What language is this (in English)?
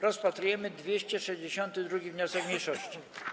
Polish